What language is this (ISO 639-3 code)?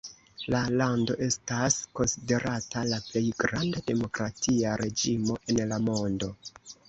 epo